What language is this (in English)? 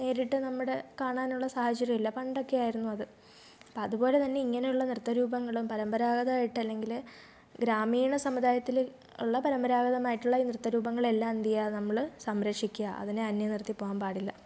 Malayalam